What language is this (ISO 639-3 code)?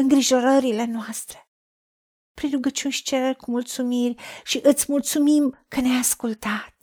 ron